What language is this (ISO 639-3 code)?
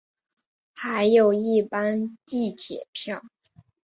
zho